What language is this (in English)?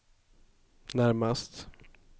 Swedish